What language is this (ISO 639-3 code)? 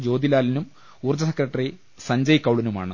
mal